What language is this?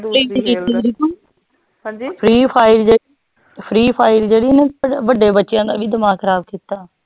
Punjabi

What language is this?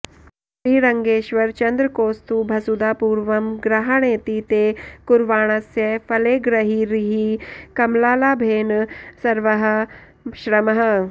Sanskrit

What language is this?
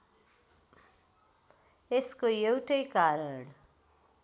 Nepali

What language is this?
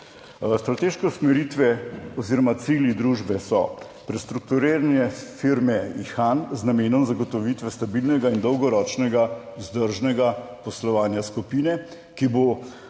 Slovenian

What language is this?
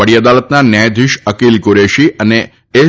Gujarati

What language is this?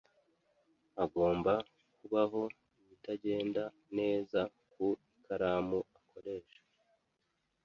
Kinyarwanda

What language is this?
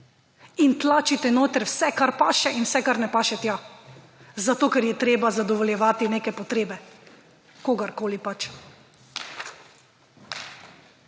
Slovenian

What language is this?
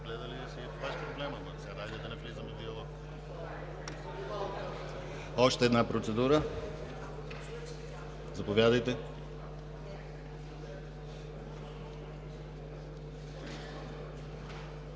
Bulgarian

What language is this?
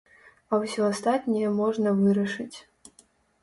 Belarusian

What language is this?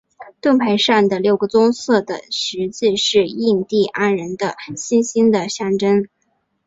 Chinese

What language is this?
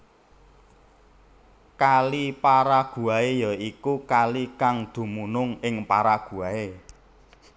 Javanese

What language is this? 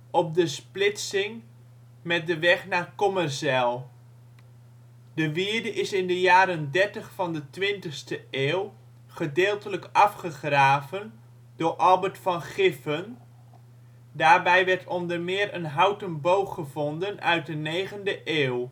Dutch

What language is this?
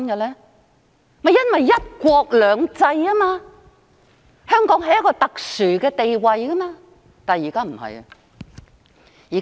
Cantonese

